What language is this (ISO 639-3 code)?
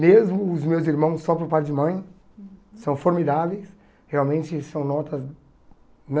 por